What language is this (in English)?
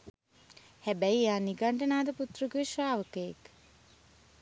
Sinhala